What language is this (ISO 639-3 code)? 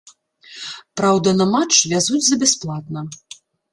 bel